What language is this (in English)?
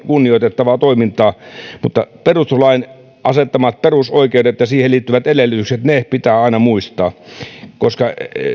Finnish